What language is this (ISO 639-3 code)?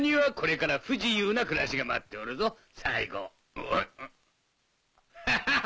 jpn